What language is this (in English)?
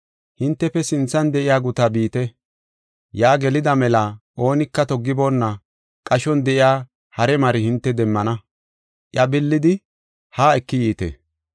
Gofa